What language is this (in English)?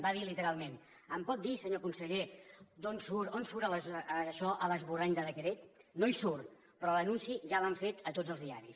Catalan